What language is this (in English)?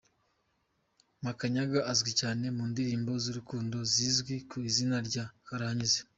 Kinyarwanda